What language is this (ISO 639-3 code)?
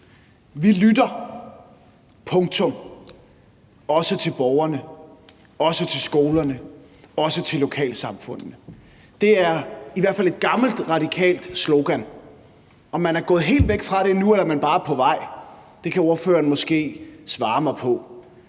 dan